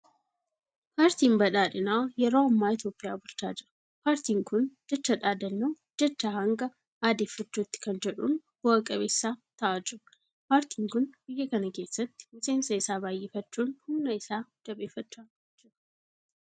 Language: Oromo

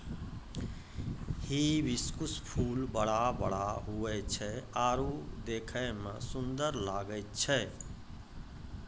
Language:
Maithili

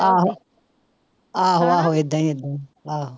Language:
Punjabi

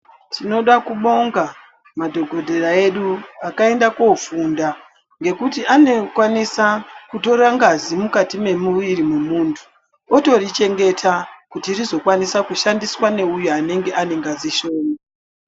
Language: Ndau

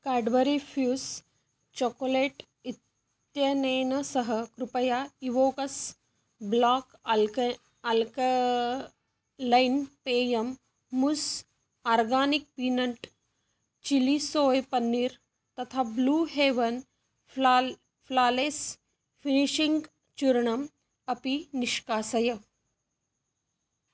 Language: Sanskrit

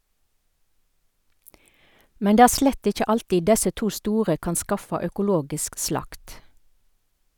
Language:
Norwegian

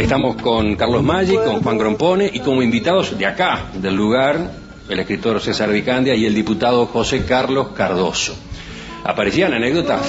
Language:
Spanish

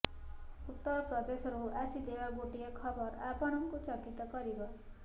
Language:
Odia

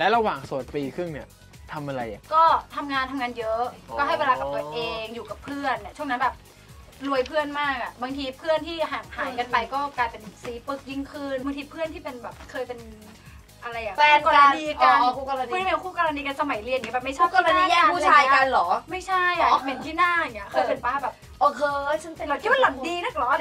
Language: Thai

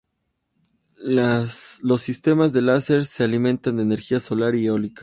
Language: Spanish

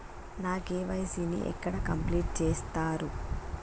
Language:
Telugu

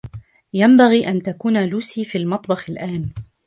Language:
Arabic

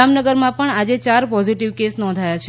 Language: Gujarati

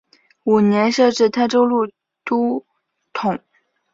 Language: Chinese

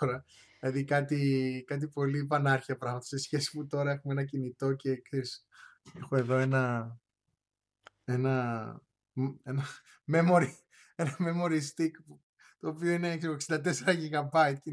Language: Greek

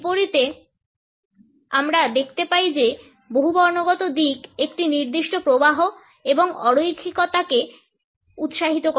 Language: Bangla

